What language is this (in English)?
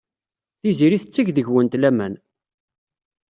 Kabyle